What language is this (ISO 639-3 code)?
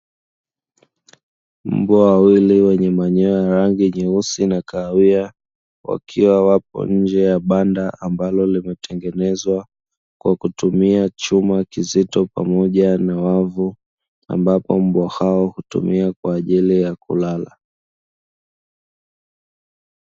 swa